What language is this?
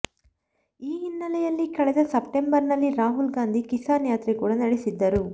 Kannada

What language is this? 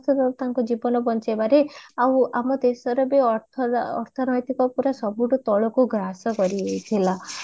Odia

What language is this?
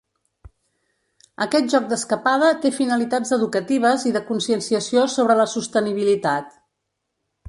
Catalan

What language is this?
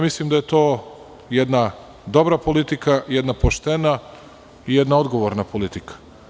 Serbian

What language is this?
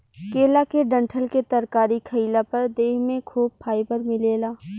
Bhojpuri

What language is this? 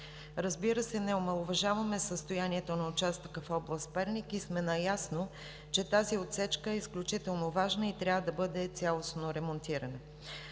Bulgarian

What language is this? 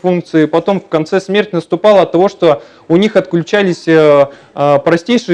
Russian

